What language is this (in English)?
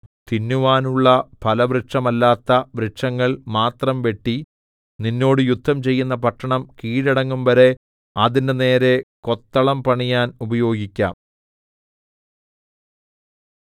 Malayalam